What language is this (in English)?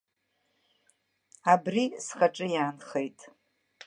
Abkhazian